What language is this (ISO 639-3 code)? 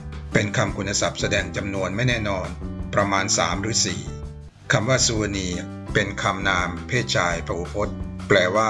tha